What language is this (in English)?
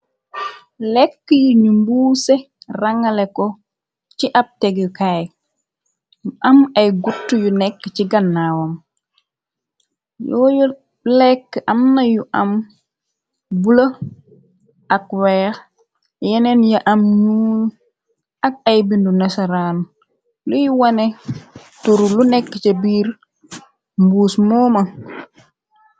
Wolof